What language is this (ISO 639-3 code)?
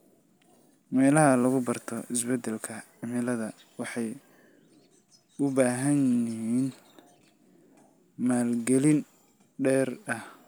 som